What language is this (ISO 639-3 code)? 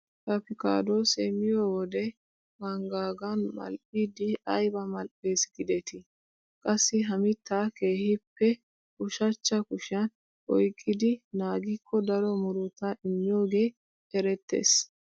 wal